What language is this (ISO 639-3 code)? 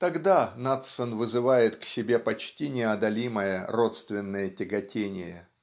rus